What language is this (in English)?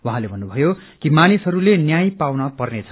Nepali